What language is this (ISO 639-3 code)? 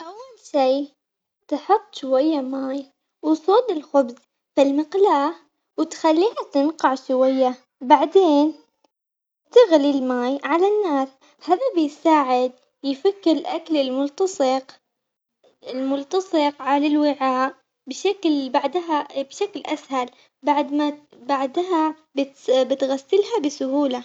acx